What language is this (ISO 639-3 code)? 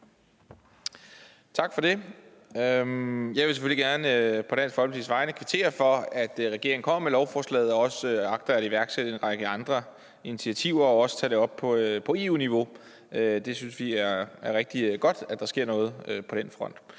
dan